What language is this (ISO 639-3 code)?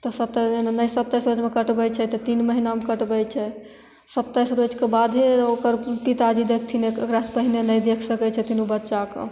mai